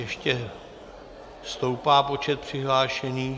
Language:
Czech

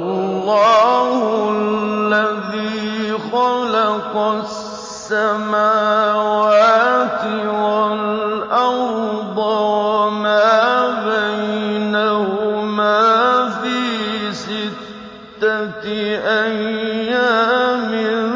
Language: Arabic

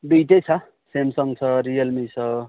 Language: Nepali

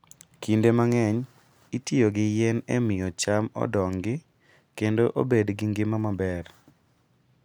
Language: Luo (Kenya and Tanzania)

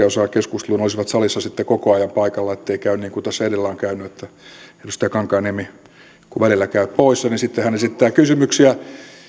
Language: Finnish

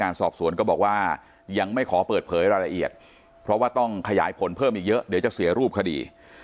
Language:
Thai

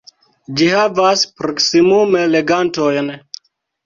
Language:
Esperanto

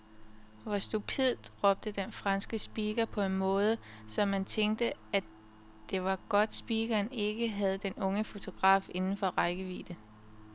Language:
Danish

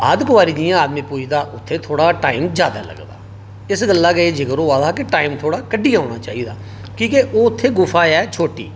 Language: Dogri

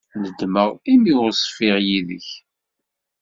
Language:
Kabyle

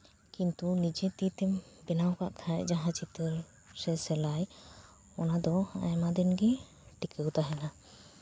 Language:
Santali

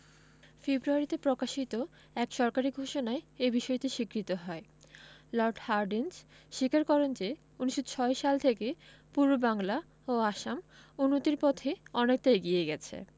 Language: Bangla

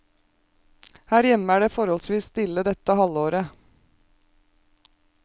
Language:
Norwegian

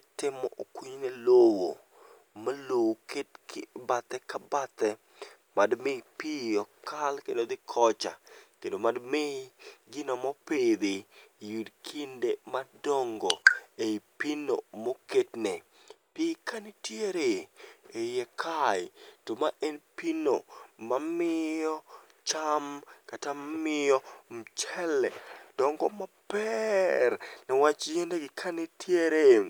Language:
Luo (Kenya and Tanzania)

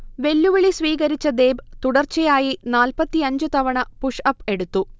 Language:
Malayalam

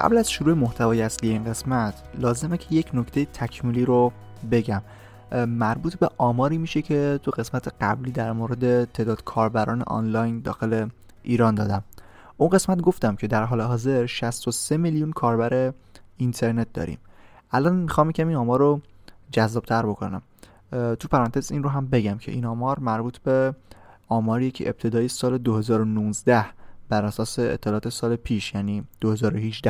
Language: Persian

